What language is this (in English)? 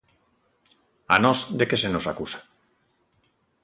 Galician